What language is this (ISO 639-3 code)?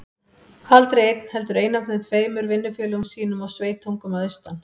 isl